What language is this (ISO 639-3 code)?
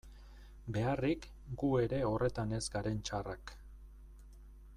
eus